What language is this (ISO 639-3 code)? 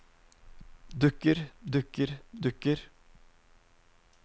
nor